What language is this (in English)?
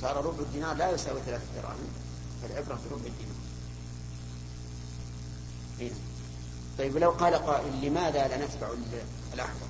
Arabic